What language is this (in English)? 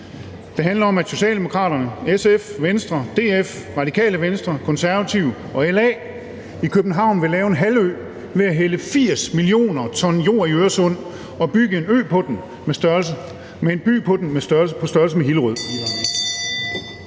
Danish